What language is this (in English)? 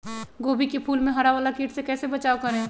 Magahi